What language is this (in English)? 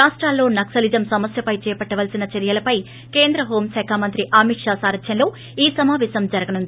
Telugu